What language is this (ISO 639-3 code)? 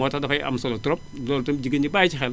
wol